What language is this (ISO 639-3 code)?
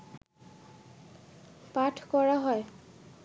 ben